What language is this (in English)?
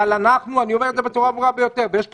Hebrew